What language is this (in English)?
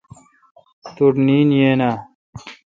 Kalkoti